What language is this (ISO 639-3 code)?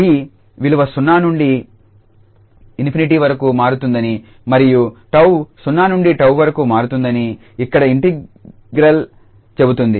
tel